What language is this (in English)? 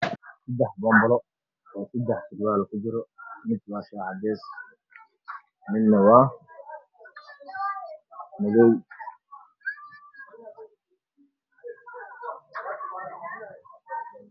Somali